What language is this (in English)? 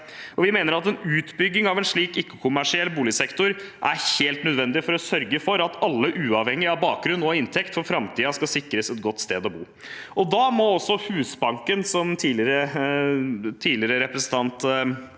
Norwegian